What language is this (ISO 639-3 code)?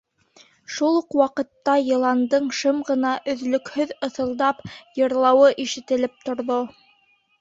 bak